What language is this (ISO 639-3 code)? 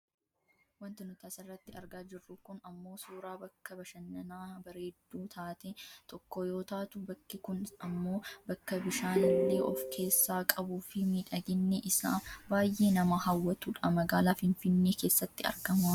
orm